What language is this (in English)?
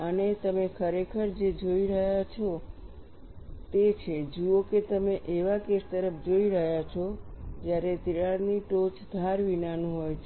Gujarati